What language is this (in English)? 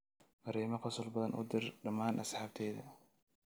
Somali